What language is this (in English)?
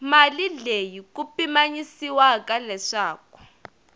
Tsonga